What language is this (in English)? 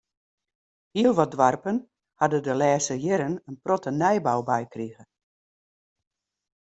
Western Frisian